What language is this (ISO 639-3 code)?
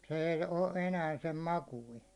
fin